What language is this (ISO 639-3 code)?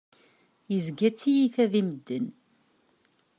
kab